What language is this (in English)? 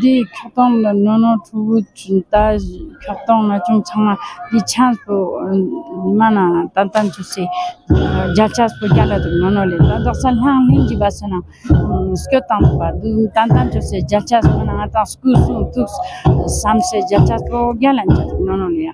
Arabic